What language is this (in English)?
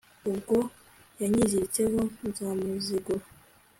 Kinyarwanda